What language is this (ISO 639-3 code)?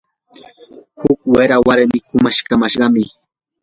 qur